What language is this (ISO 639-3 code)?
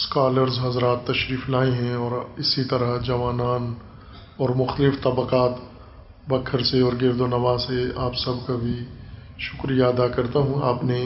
urd